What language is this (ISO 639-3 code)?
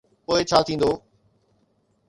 snd